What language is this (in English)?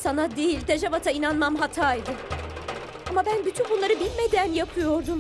Turkish